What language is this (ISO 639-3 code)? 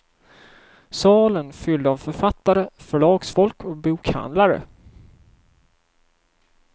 swe